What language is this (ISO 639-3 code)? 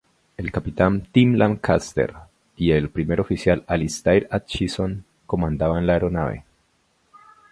spa